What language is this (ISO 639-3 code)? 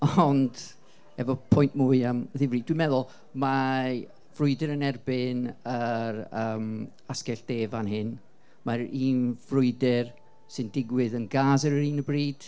cym